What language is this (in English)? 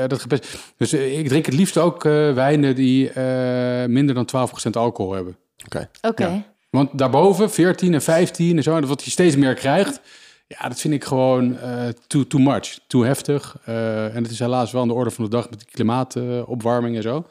Dutch